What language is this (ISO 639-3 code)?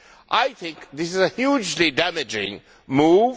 eng